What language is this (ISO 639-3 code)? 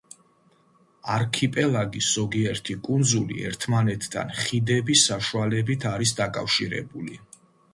kat